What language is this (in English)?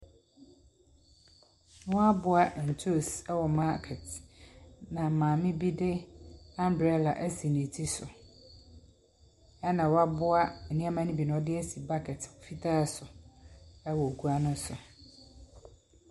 Akan